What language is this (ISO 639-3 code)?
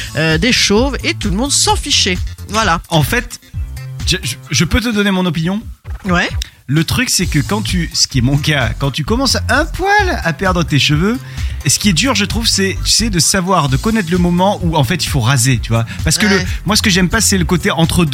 fra